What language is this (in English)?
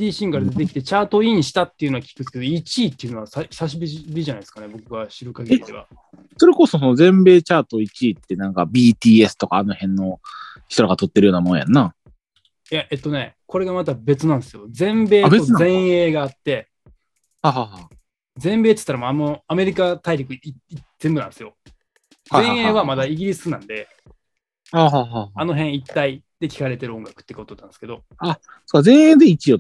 Japanese